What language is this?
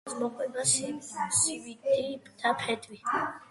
Georgian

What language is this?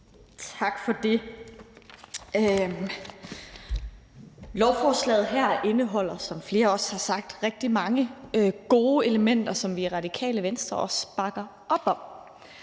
Danish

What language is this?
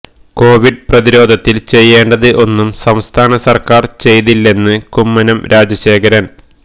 Malayalam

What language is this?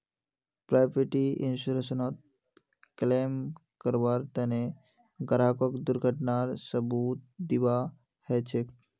Magahi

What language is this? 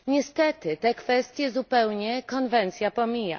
Polish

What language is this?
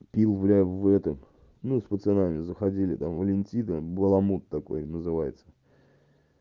Russian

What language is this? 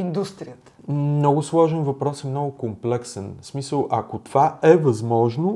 Bulgarian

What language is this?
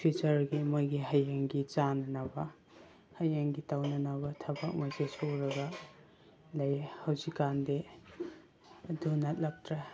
Manipuri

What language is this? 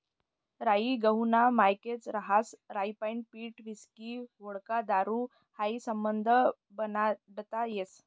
Marathi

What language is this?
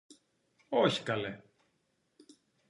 Greek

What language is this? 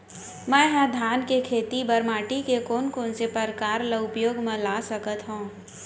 Chhattisgarhi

